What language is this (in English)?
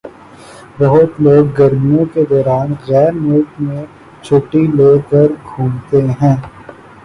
Urdu